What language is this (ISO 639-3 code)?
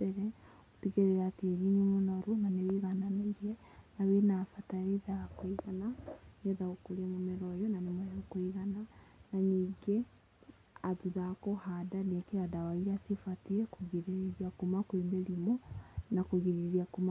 kik